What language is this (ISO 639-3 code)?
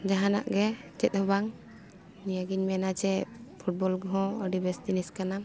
sat